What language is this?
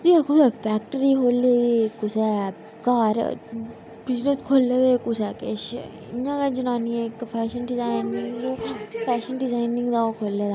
Dogri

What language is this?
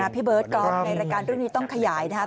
Thai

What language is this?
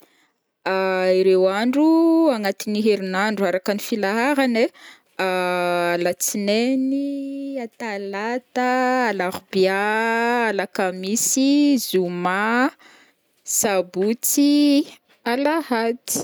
Northern Betsimisaraka Malagasy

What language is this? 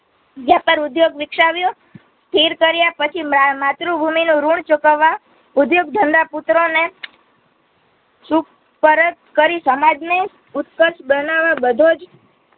Gujarati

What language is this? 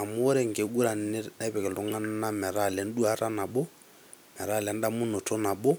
Masai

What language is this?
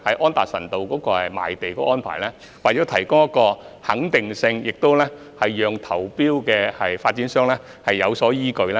Cantonese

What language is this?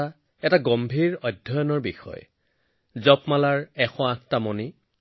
Assamese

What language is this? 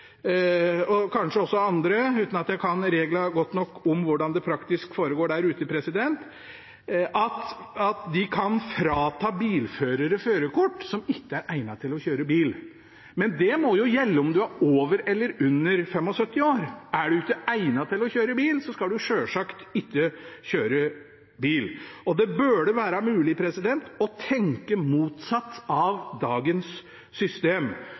Norwegian Bokmål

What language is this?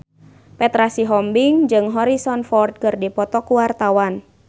Sundanese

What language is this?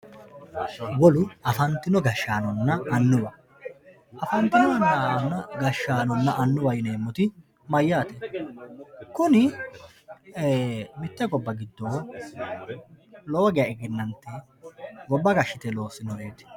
Sidamo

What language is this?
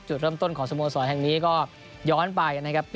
Thai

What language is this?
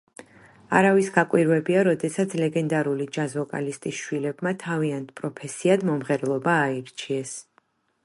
Georgian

